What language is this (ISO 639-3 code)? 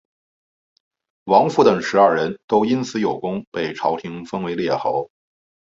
zho